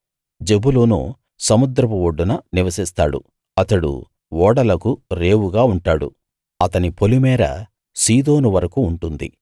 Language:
Telugu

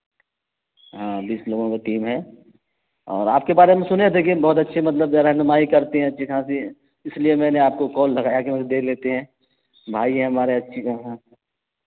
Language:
Urdu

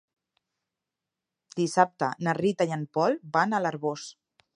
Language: Catalan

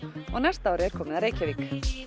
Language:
Icelandic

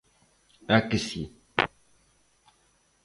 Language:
Galician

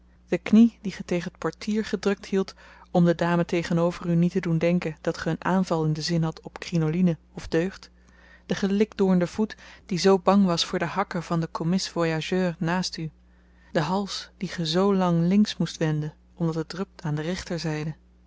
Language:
Dutch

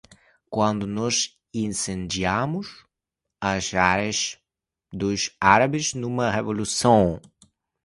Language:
Portuguese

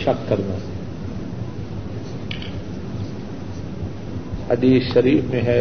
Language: Urdu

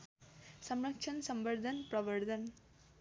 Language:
Nepali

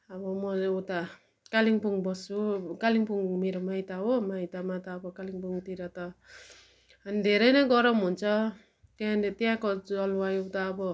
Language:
Nepali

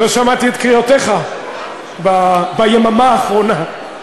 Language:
Hebrew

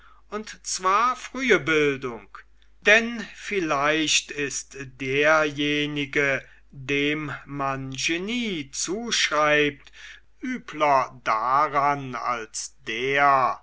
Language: German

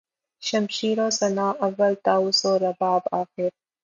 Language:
Urdu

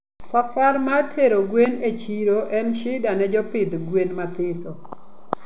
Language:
Luo (Kenya and Tanzania)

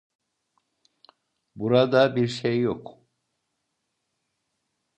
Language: Turkish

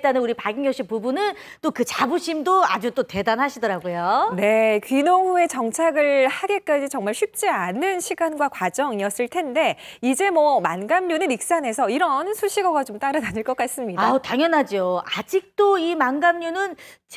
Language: Korean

